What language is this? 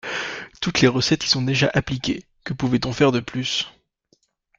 French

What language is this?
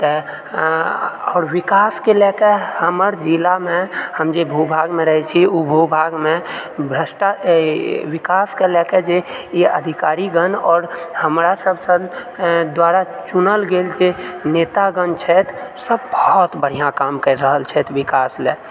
Maithili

